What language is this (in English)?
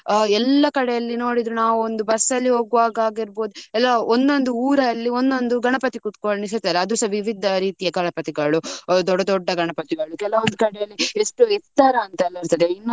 Kannada